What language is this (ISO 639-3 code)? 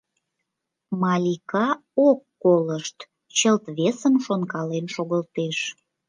chm